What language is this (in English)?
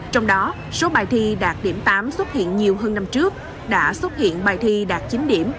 Vietnamese